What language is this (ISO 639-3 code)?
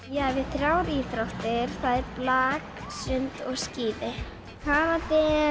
isl